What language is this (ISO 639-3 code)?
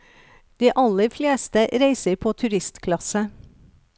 nor